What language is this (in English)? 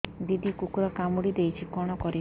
Odia